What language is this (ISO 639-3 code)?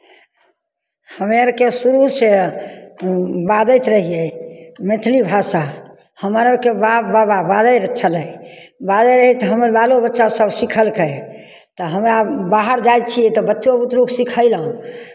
mai